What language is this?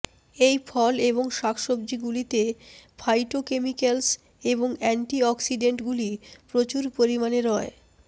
Bangla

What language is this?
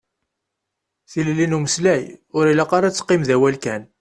Kabyle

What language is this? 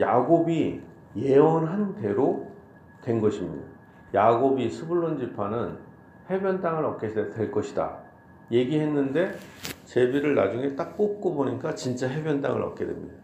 Korean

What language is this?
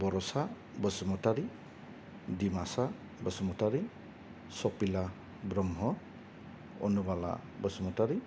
Bodo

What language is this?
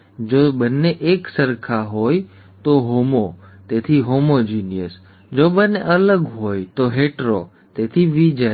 Gujarati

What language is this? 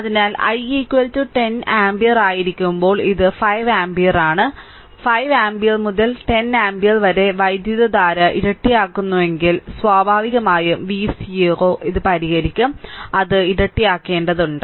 Malayalam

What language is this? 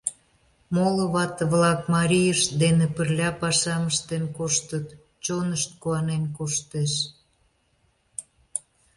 Mari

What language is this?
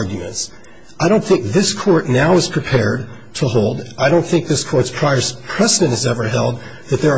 English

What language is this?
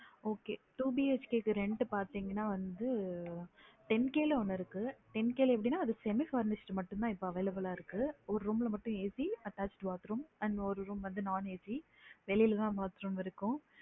Tamil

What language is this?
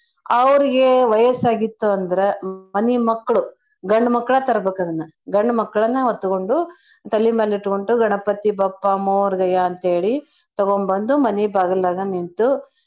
Kannada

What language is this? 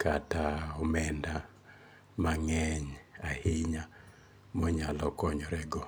Luo (Kenya and Tanzania)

